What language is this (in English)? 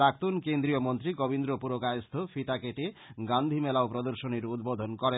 Bangla